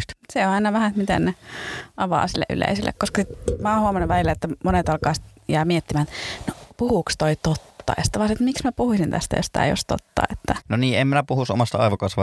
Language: Finnish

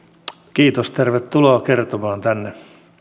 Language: Finnish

